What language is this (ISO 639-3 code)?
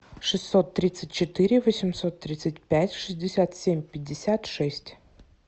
rus